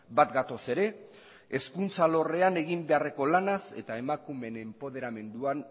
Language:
Basque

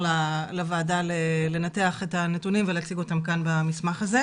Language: Hebrew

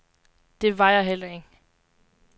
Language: Danish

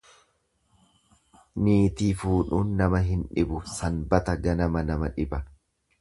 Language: Oromo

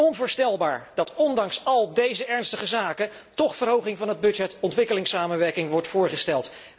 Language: Dutch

